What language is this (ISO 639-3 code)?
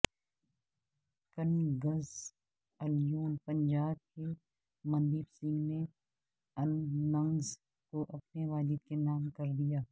urd